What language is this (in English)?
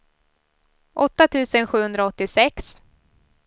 Swedish